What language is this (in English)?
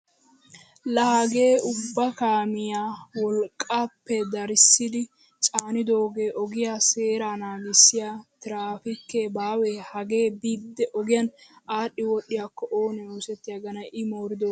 Wolaytta